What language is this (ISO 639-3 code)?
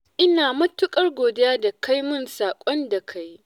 hau